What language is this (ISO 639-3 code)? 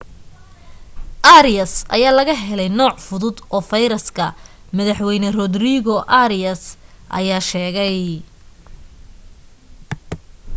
som